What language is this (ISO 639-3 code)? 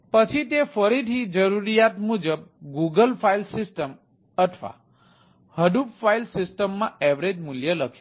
guj